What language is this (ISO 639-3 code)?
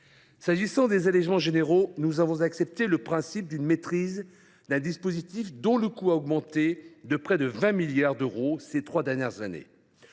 fra